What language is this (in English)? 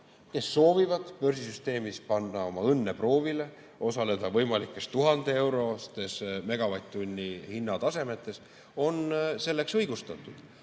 Estonian